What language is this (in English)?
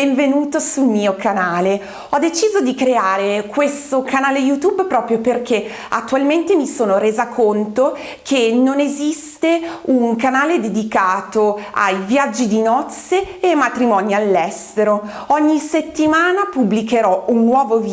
Italian